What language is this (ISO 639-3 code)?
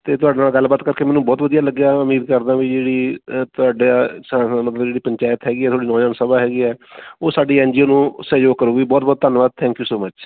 pan